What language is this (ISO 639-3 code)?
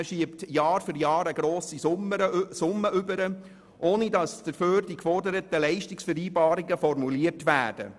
gsw